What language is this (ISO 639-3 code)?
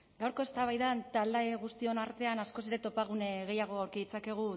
eus